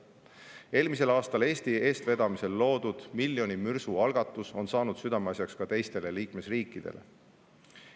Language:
Estonian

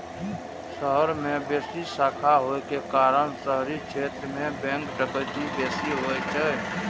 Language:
Maithili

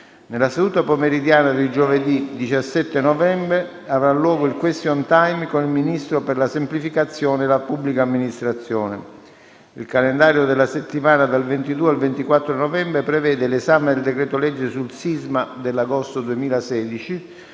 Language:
Italian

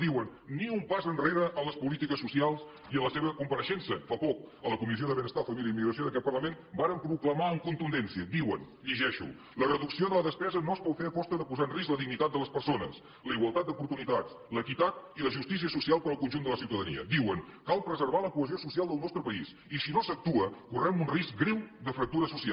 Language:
Catalan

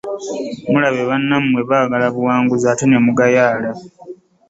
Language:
Ganda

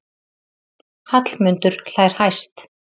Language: Icelandic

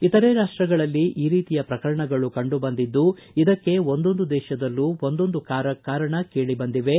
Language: Kannada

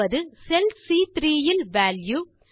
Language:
Tamil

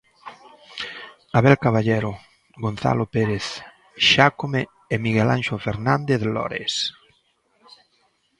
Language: Galician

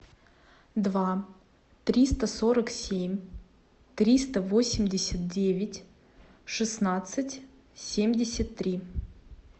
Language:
Russian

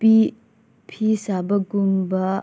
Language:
Manipuri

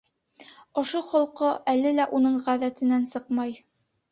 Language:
Bashkir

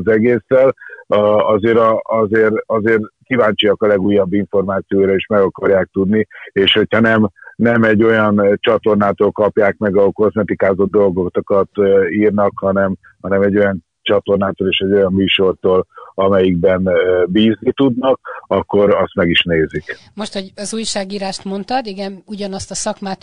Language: Hungarian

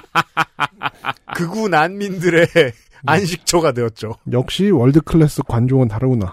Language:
Korean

